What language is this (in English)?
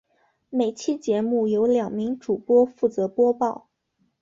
Chinese